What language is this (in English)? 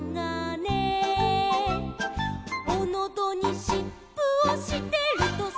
Japanese